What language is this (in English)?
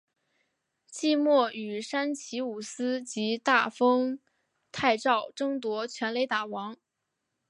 Chinese